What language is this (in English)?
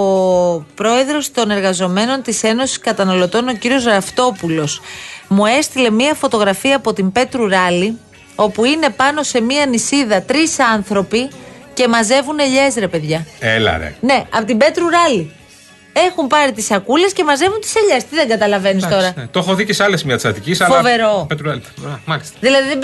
Greek